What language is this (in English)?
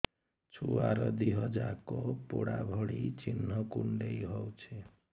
Odia